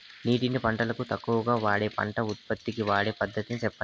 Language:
Telugu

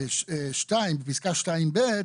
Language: Hebrew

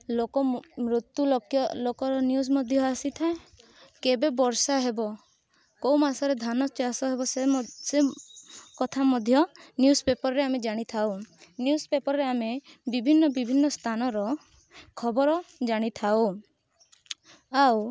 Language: Odia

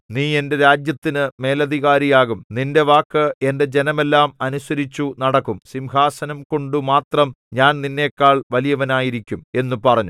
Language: Malayalam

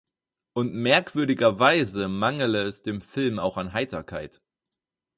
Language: German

